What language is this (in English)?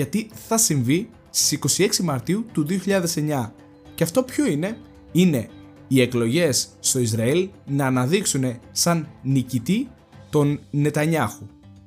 Greek